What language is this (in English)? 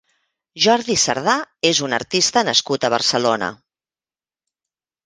Catalan